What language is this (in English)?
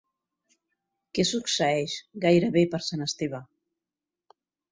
Catalan